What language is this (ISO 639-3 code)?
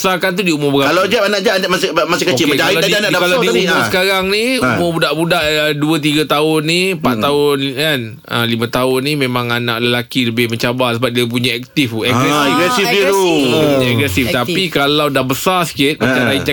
msa